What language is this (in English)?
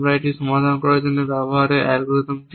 Bangla